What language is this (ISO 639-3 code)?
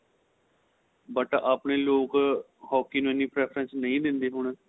pan